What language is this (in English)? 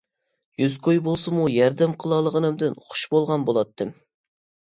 Uyghur